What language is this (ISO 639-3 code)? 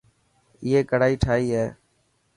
mki